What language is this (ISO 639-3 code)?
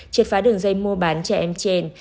vie